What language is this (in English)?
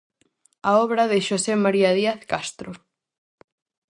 Galician